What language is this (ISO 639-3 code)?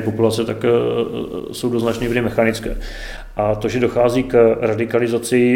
ces